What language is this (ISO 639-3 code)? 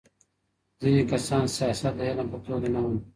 pus